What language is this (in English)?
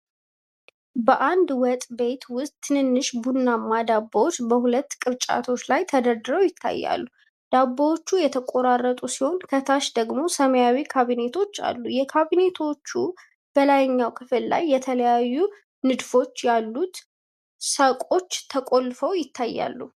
Amharic